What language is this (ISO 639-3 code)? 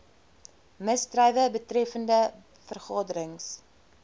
afr